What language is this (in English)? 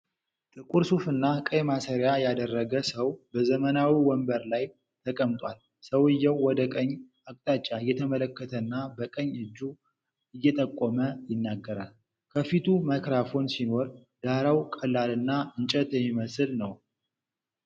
Amharic